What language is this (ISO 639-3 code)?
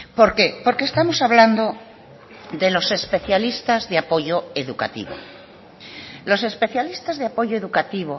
spa